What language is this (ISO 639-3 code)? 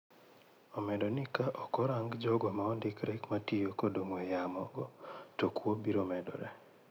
luo